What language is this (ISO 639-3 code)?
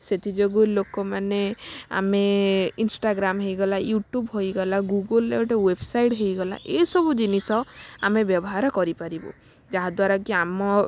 ori